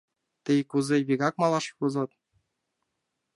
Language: Mari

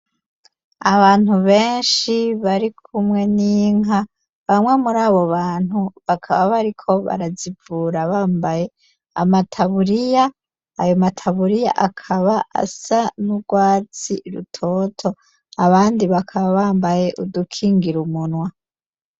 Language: Rundi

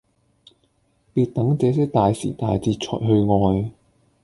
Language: Cantonese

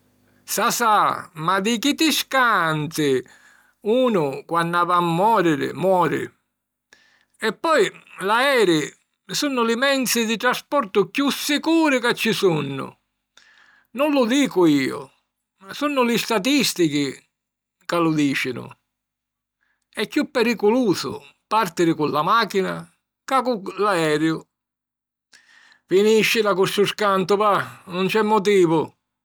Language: Sicilian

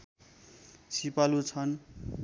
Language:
Nepali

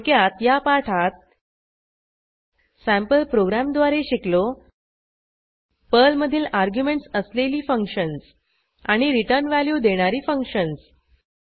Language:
Marathi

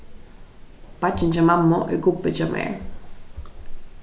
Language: Faroese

